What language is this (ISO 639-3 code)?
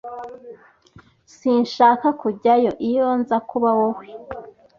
kin